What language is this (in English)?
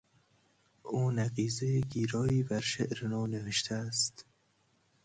Persian